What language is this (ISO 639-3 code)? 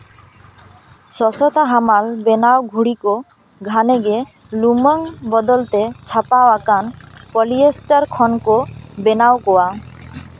sat